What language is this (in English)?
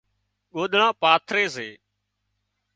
Wadiyara Koli